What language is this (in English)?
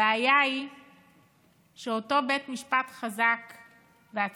Hebrew